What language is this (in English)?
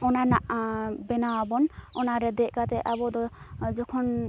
Santali